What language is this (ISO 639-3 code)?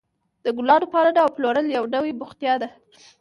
pus